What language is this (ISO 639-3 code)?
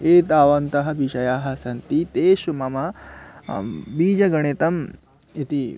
san